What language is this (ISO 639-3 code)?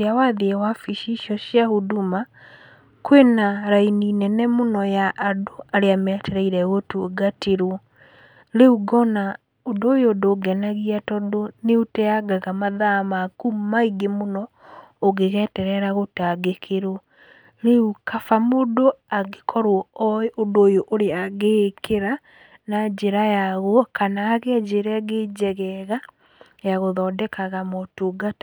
kik